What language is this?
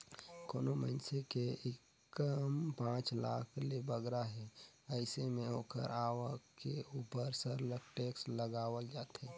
Chhattisgarhi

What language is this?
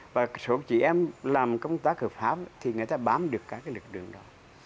Vietnamese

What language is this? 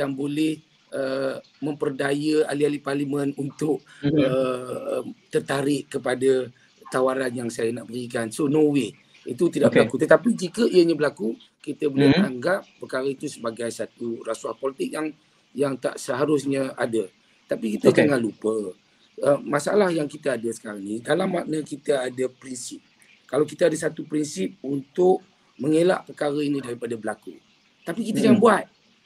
Malay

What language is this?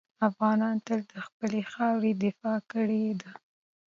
Pashto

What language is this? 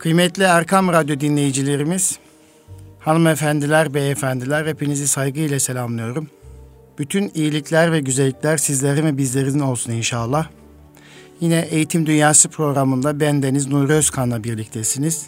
Turkish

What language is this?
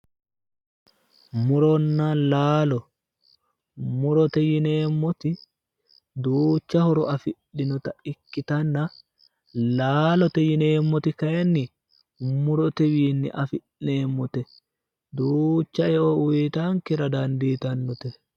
Sidamo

